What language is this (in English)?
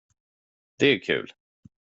Swedish